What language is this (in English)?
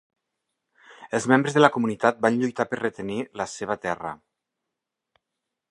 Catalan